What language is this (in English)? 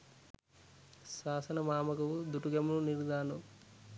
Sinhala